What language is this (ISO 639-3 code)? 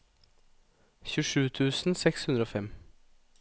nor